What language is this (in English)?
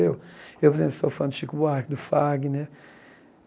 Portuguese